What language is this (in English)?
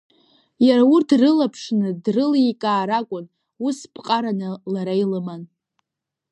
Abkhazian